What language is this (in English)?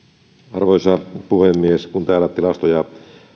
Finnish